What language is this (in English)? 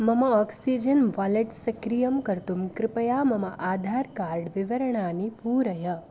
Sanskrit